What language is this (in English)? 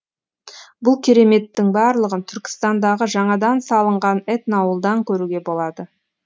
Kazakh